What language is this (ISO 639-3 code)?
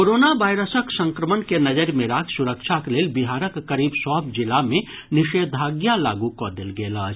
mai